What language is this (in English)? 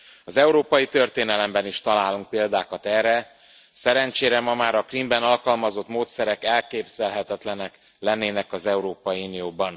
Hungarian